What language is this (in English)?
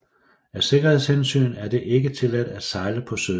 Danish